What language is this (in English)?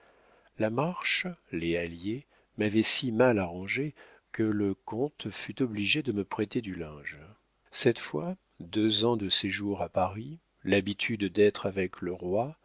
French